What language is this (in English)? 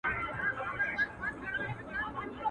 Pashto